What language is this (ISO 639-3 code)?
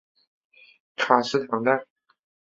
zho